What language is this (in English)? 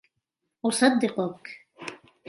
Arabic